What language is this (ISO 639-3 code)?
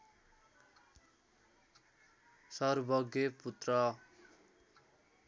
nep